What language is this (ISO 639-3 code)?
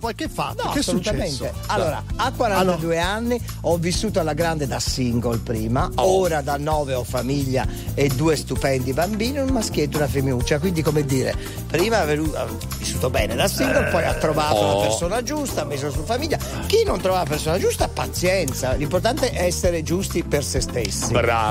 ita